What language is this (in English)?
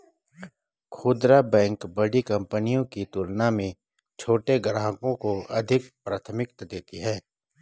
Hindi